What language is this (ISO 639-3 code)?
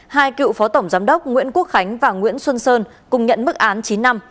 vie